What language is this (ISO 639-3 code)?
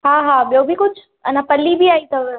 snd